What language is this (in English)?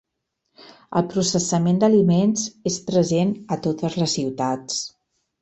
Catalan